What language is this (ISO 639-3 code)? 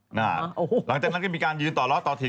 tha